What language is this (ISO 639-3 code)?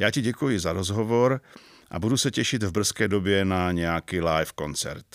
ces